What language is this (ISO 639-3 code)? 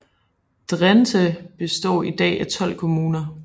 dan